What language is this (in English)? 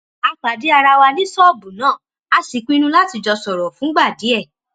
Yoruba